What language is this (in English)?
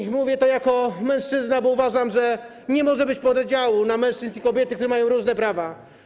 Polish